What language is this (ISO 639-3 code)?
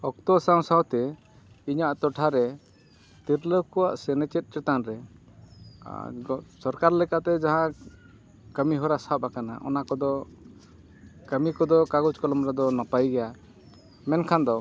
sat